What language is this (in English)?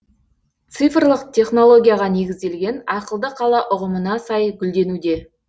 Kazakh